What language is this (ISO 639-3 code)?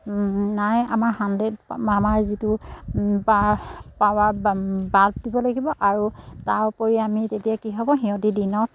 asm